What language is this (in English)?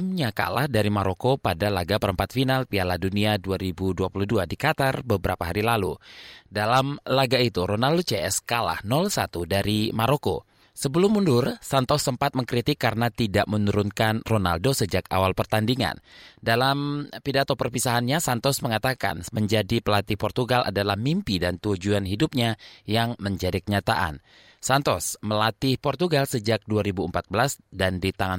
Indonesian